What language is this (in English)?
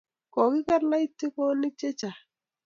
Kalenjin